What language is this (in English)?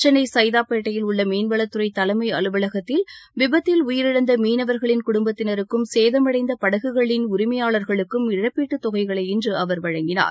Tamil